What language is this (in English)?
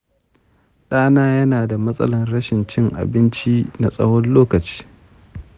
Hausa